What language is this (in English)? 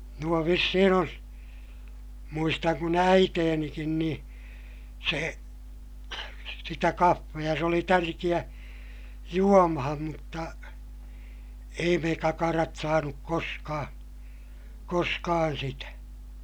Finnish